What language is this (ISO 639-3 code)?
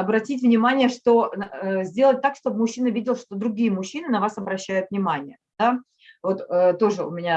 rus